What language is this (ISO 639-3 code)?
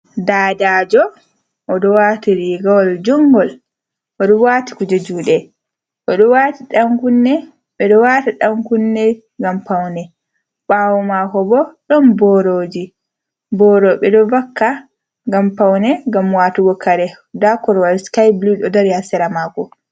ful